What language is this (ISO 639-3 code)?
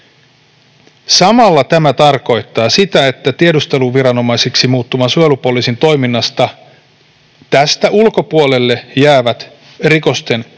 fin